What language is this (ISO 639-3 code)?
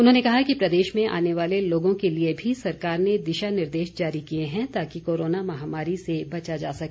hin